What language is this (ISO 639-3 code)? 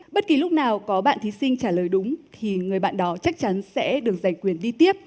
vie